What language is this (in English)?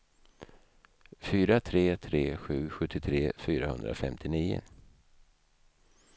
Swedish